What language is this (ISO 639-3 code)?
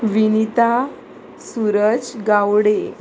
kok